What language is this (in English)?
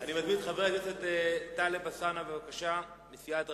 Hebrew